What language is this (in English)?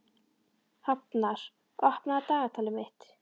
Icelandic